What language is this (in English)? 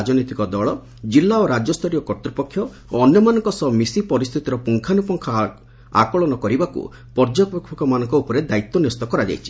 Odia